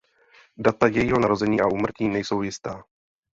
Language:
Czech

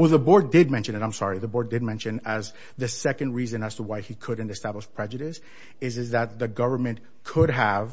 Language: English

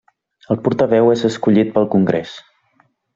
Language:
Catalan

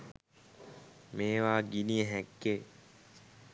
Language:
Sinhala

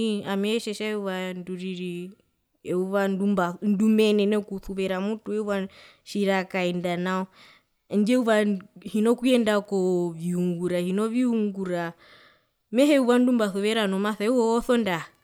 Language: Herero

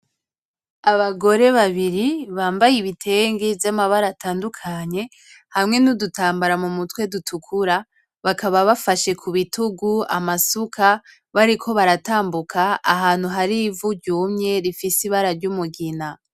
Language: Rundi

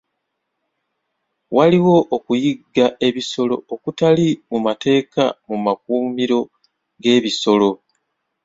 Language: Ganda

